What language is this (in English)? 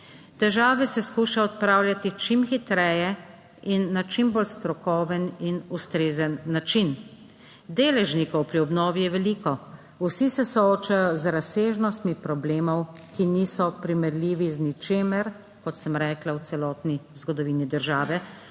Slovenian